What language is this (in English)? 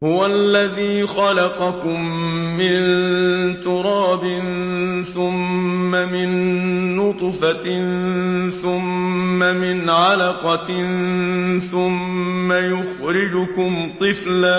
Arabic